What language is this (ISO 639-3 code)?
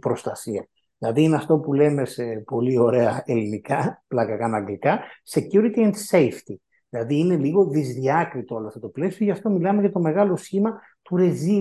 ell